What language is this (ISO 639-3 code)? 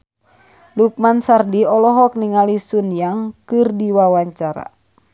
sun